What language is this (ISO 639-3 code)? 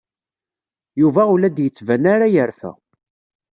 kab